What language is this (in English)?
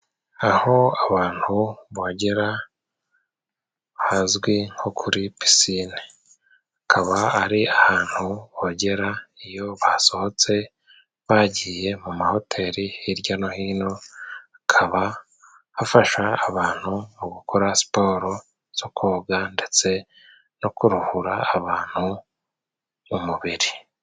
Kinyarwanda